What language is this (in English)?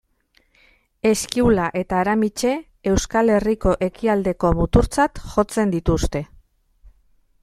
Basque